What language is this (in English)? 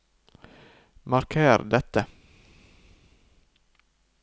Norwegian